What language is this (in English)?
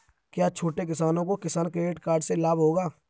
Hindi